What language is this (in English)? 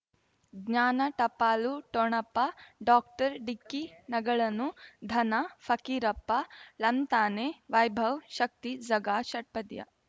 Kannada